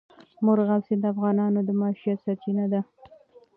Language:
Pashto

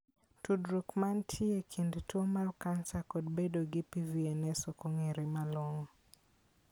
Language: Luo (Kenya and Tanzania)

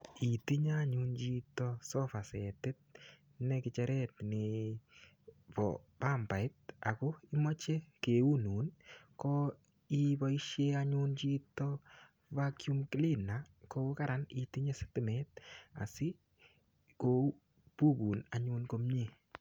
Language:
Kalenjin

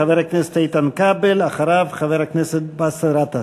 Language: Hebrew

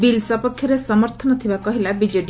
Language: Odia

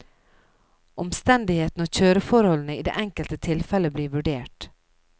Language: Norwegian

